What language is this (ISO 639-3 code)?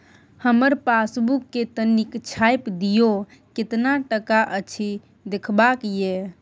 mai